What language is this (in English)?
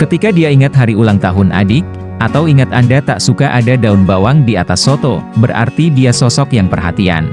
Indonesian